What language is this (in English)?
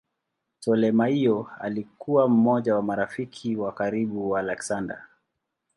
Swahili